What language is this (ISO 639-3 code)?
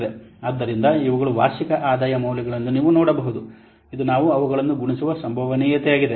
kan